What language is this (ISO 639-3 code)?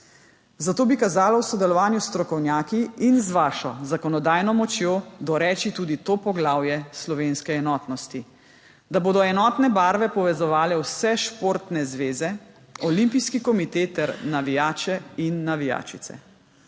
slv